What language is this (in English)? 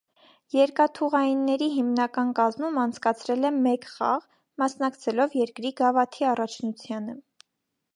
Armenian